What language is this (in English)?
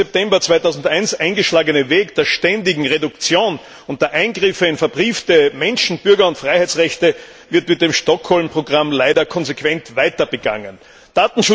German